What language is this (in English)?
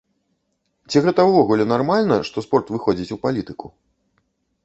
Belarusian